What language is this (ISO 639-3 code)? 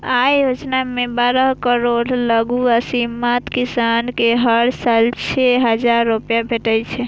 mai